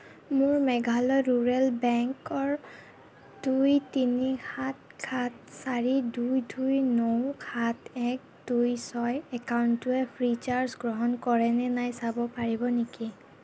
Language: Assamese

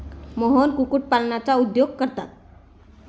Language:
Marathi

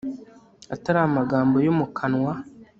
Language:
Kinyarwanda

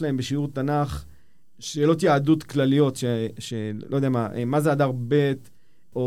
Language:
Hebrew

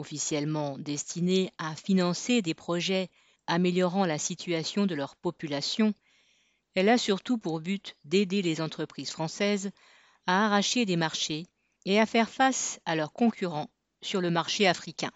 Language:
French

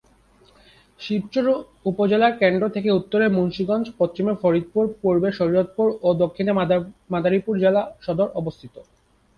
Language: Bangla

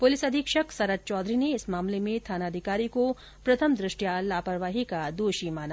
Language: Hindi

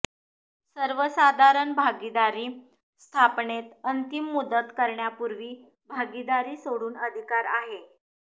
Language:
Marathi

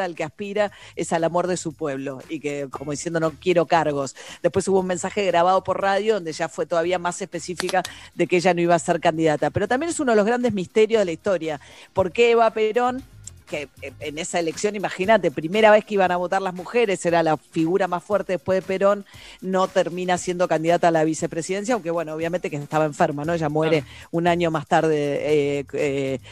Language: Spanish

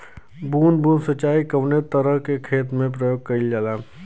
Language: Bhojpuri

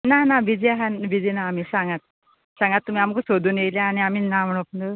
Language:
Konkani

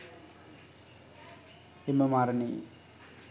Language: Sinhala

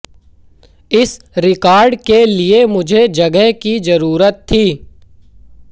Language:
Hindi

